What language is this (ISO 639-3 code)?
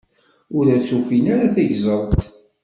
kab